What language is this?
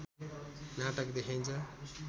Nepali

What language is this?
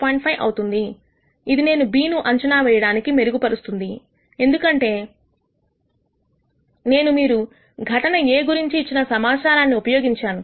Telugu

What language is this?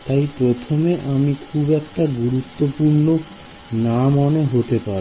Bangla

